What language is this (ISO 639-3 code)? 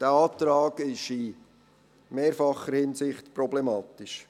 gsw